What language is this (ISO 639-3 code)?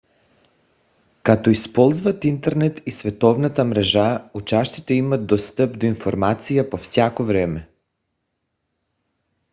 bul